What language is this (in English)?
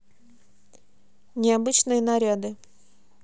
Russian